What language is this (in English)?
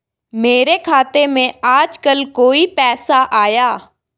Hindi